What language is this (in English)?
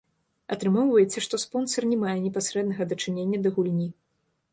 Belarusian